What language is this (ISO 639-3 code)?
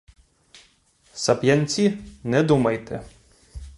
ukr